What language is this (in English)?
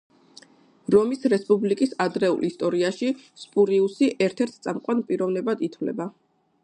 Georgian